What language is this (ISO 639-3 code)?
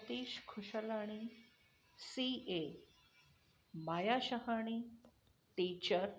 snd